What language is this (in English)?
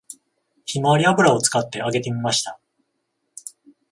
Japanese